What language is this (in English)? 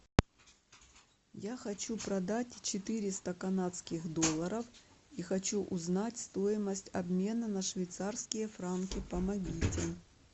Russian